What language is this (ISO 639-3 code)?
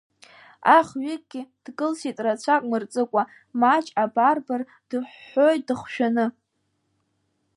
abk